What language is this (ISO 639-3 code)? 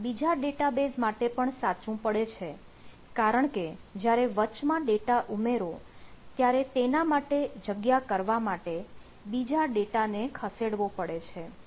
guj